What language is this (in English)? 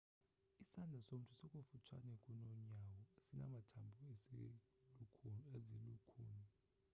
Xhosa